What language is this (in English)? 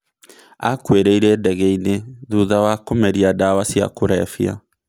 Kikuyu